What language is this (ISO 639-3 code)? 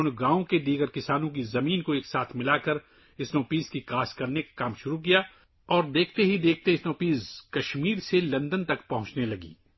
urd